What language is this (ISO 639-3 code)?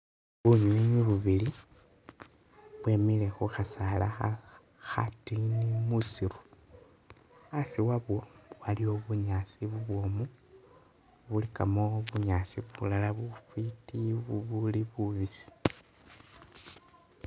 myx